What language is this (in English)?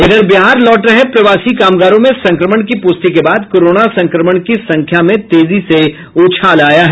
Hindi